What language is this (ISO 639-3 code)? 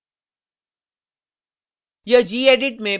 hin